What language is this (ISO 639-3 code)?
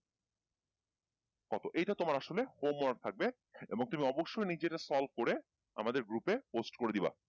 ben